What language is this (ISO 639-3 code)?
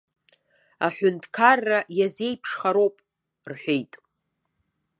abk